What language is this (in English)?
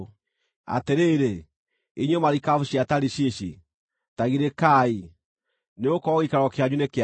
Kikuyu